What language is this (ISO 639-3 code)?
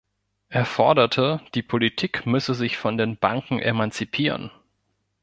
deu